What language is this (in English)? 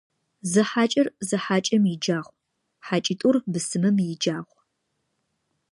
Adyghe